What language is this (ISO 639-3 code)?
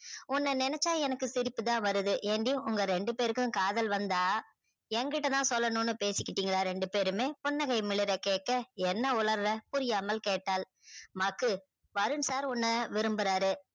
tam